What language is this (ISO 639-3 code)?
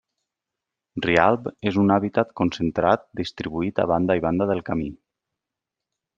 cat